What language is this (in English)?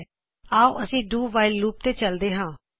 Punjabi